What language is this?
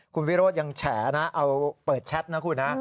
Thai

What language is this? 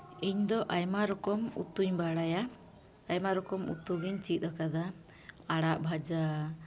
Santali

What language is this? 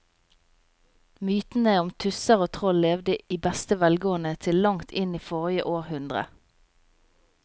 Norwegian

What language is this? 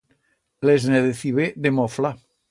Aragonese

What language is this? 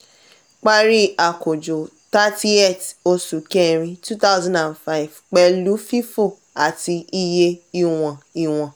Yoruba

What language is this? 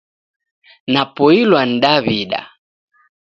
Taita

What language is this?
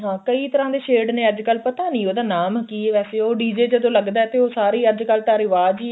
Punjabi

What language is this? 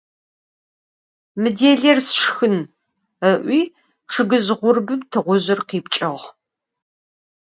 Adyghe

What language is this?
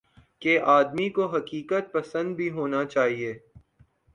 Urdu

